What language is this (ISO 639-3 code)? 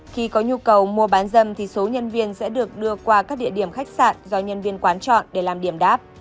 vie